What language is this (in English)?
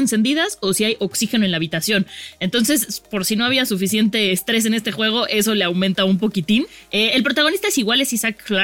Spanish